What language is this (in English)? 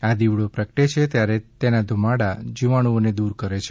Gujarati